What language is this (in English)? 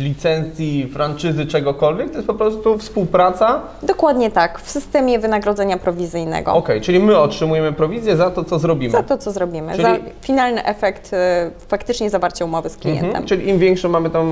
Polish